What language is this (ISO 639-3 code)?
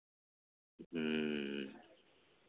sat